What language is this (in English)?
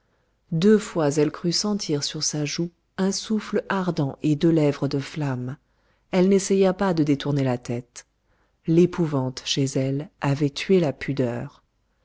French